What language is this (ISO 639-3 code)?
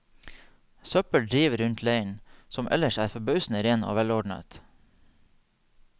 nor